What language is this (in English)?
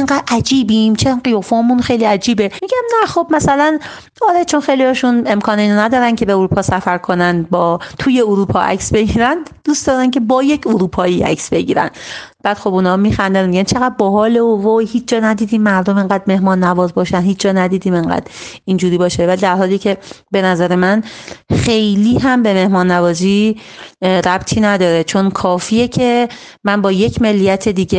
Persian